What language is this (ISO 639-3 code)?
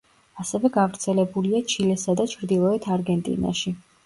kat